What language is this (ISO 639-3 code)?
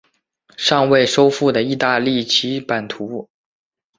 zho